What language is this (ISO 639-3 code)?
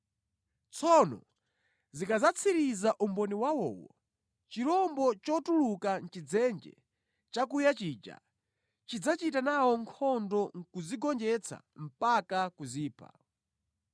nya